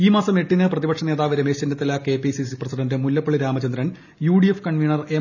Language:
Malayalam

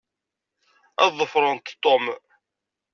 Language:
Kabyle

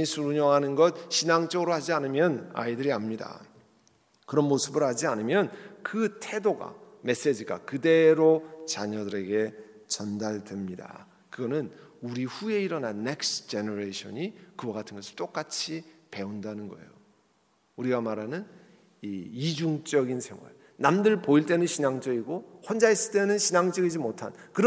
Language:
Korean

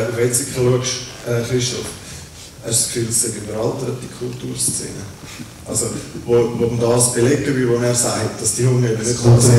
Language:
German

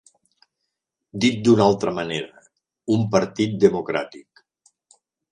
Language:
Catalan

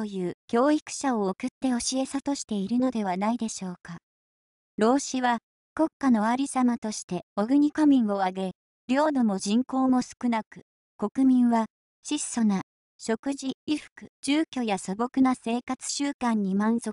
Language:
Japanese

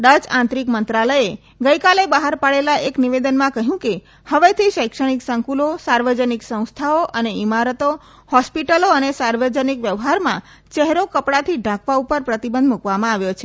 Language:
Gujarati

